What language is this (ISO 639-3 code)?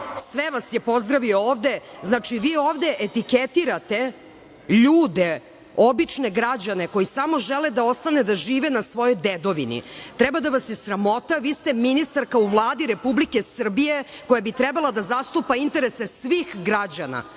srp